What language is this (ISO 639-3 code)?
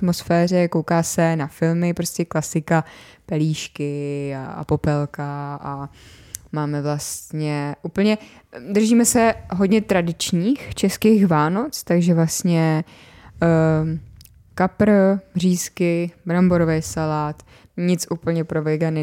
ces